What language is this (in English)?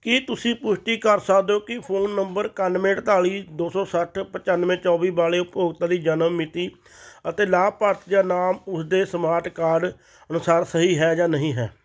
Punjabi